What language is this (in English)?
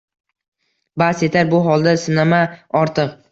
Uzbek